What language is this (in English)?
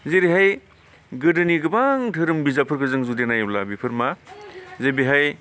Bodo